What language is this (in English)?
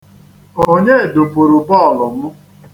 Igbo